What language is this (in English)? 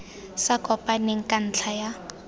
Tswana